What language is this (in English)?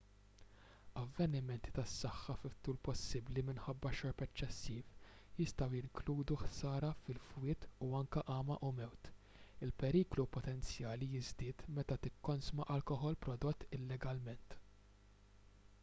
Maltese